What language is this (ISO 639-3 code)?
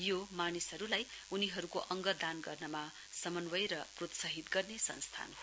nep